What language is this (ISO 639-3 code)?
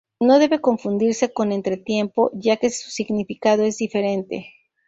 spa